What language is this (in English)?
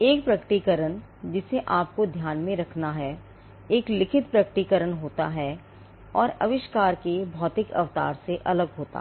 Hindi